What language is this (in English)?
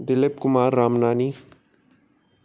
Sindhi